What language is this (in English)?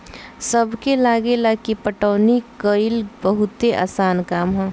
Bhojpuri